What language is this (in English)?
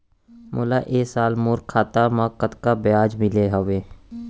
Chhattisgarhi